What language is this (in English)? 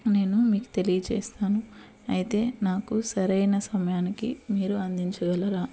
Telugu